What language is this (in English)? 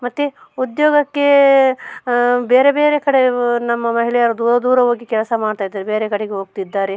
Kannada